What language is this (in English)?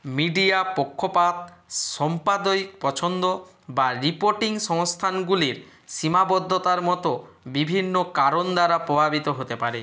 Bangla